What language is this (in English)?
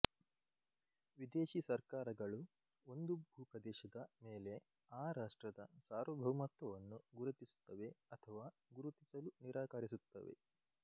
Kannada